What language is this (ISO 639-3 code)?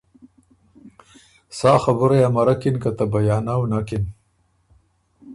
oru